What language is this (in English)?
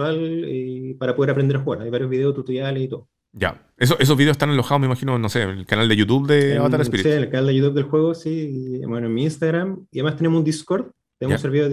Spanish